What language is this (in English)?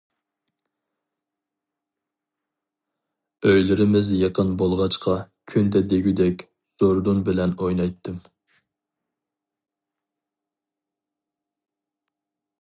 Uyghur